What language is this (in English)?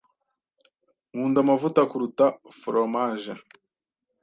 Kinyarwanda